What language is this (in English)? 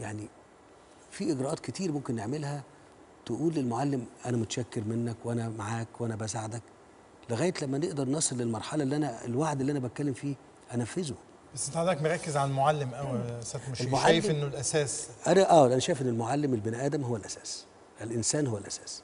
Arabic